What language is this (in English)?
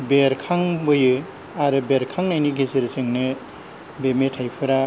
Bodo